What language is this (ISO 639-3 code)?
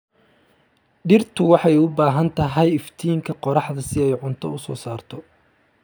som